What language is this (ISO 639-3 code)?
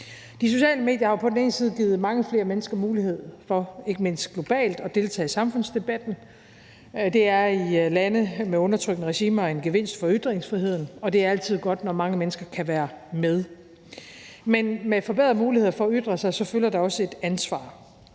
dan